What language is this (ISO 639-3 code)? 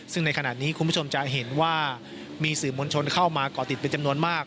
tha